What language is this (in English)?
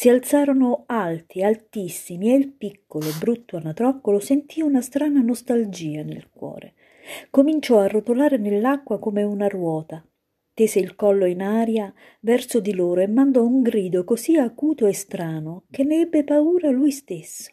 Italian